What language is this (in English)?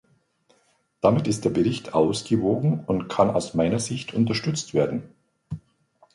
German